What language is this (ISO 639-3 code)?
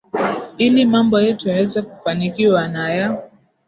swa